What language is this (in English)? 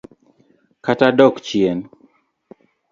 Luo (Kenya and Tanzania)